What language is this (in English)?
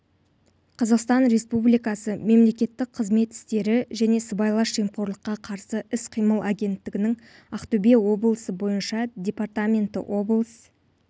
Kazakh